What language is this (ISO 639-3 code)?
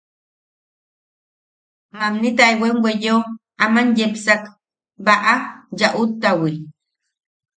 yaq